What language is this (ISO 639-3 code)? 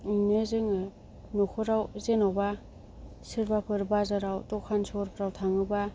brx